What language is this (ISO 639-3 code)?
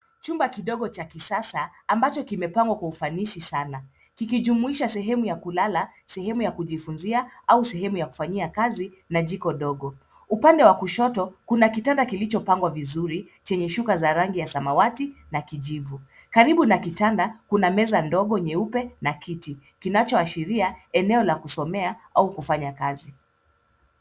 swa